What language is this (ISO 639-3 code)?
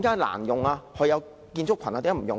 yue